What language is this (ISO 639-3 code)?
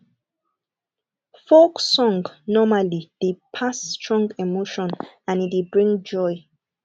pcm